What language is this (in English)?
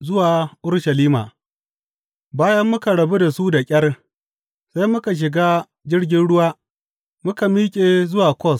Hausa